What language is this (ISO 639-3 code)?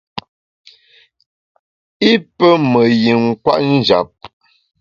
bax